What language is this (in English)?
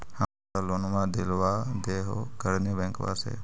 Magahi